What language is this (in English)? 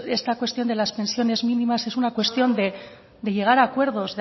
Spanish